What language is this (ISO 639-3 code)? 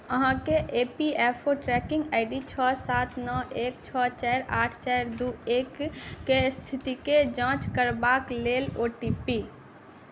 mai